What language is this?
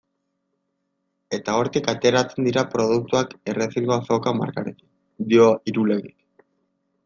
Basque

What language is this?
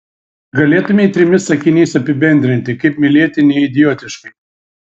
Lithuanian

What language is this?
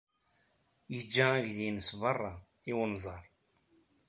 Kabyle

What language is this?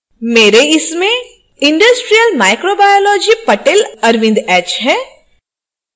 Hindi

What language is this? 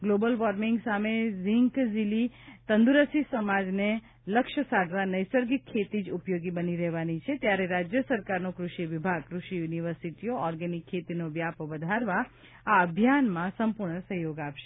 Gujarati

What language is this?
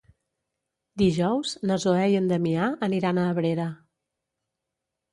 Catalan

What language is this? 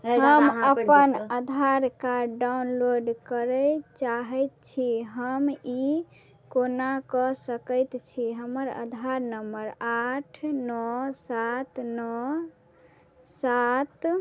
Maithili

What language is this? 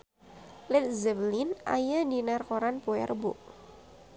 Sundanese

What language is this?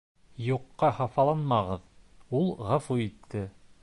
Bashkir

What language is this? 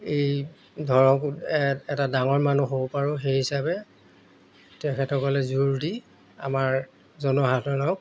Assamese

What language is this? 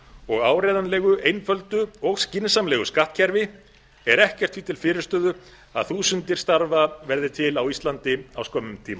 Icelandic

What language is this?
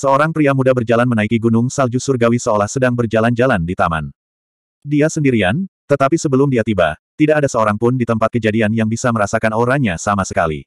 Indonesian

